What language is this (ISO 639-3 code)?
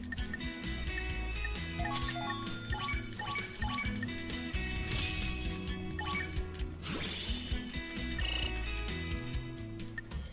jpn